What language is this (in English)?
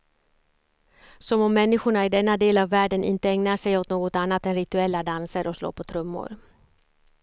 Swedish